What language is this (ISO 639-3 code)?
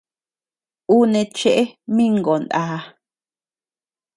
cux